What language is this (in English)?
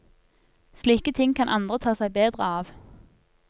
Norwegian